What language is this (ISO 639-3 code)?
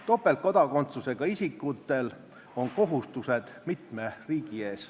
est